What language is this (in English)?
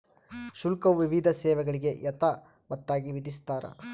Kannada